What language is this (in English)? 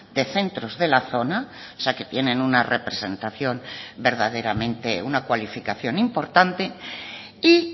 Spanish